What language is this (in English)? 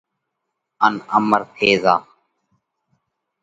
Parkari Koli